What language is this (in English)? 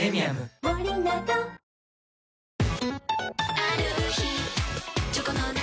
Japanese